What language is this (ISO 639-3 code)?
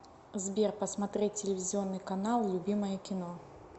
rus